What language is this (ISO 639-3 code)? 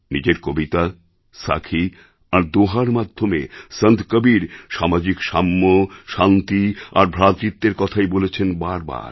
ben